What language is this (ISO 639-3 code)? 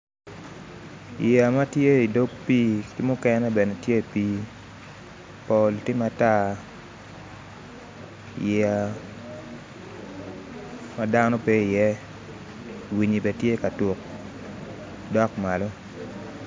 ach